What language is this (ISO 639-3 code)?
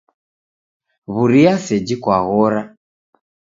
dav